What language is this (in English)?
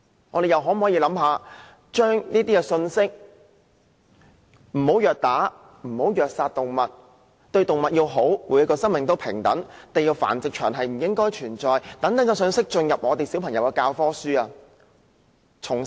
Cantonese